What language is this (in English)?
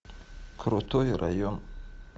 Russian